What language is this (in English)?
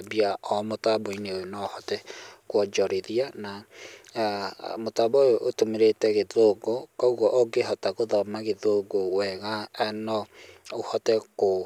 Kikuyu